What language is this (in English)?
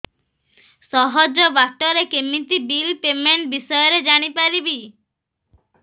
Odia